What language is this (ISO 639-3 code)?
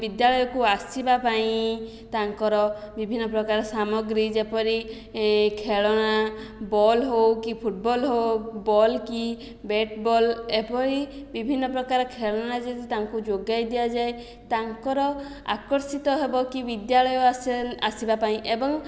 ori